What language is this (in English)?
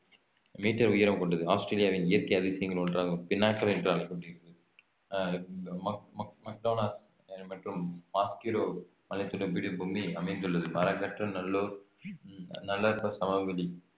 Tamil